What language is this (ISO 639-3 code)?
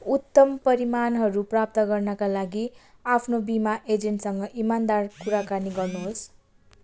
nep